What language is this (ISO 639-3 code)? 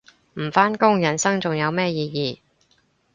yue